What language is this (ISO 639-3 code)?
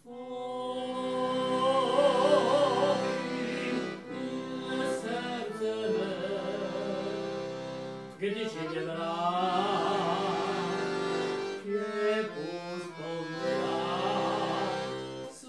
nld